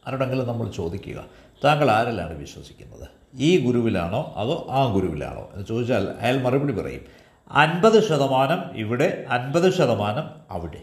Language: Malayalam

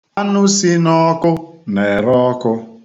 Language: Igbo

